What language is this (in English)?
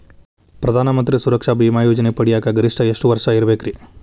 Kannada